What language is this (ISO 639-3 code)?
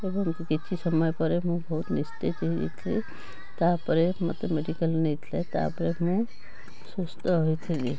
ori